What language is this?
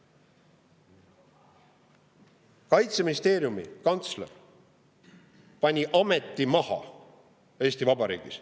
Estonian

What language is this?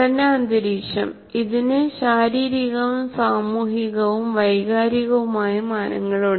Malayalam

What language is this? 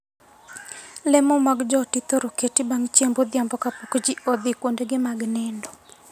Luo (Kenya and Tanzania)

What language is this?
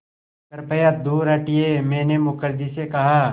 Hindi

